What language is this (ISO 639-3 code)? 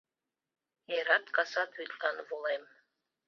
chm